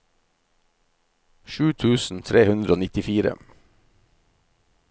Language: Norwegian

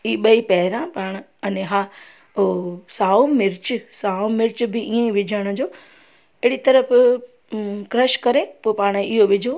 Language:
Sindhi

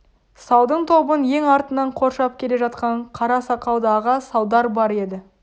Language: Kazakh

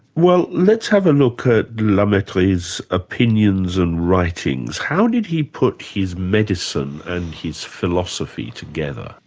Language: English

